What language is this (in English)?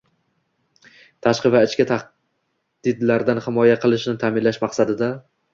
Uzbek